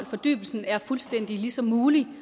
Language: Danish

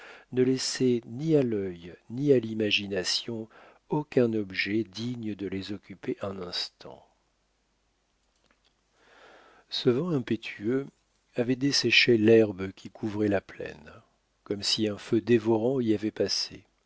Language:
French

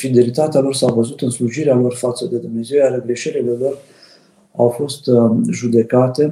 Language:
Romanian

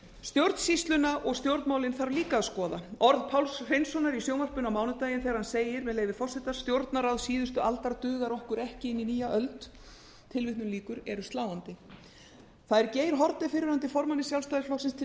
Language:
Icelandic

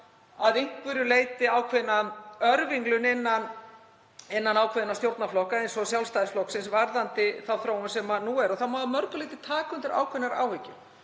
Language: Icelandic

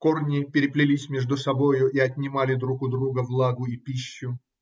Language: Russian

